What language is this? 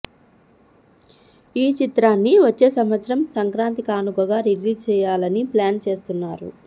Telugu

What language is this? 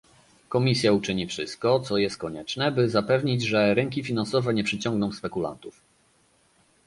Polish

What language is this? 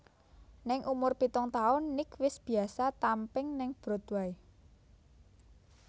Javanese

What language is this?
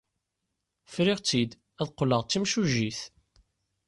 Kabyle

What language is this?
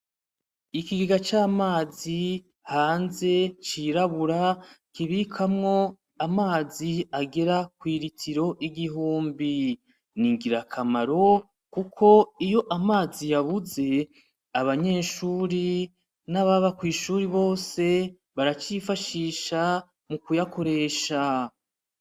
Rundi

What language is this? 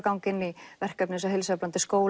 Icelandic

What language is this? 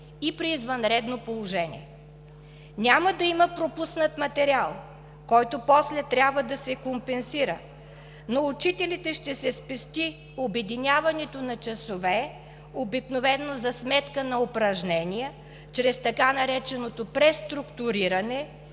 Bulgarian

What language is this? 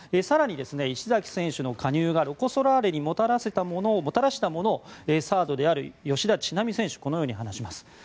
Japanese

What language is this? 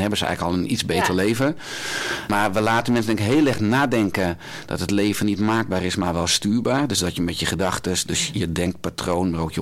Dutch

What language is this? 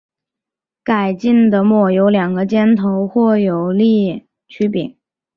Chinese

